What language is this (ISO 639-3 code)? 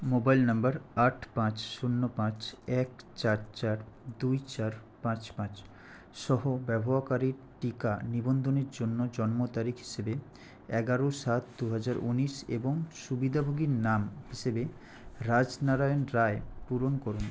ben